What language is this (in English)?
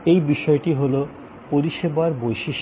Bangla